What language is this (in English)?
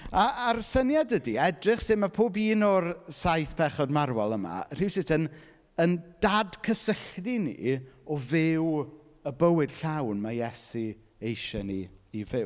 Welsh